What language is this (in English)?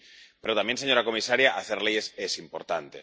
Spanish